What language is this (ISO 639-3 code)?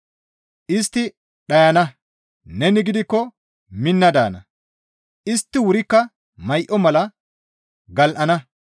gmv